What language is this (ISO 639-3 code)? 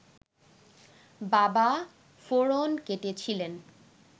ben